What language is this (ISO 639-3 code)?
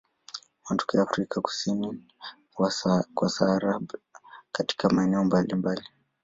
swa